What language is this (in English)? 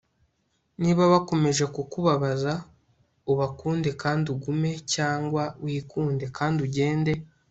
Kinyarwanda